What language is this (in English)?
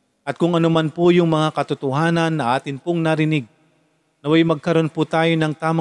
Filipino